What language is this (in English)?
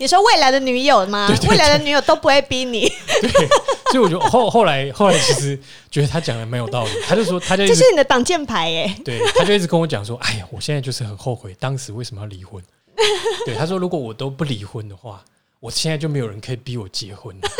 Chinese